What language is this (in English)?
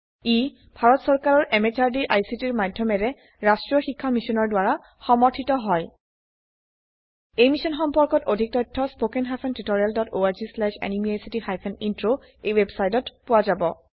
Assamese